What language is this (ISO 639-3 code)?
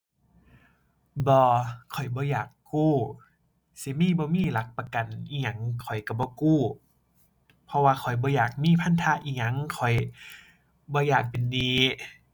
tha